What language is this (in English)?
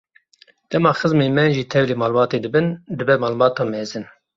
Kurdish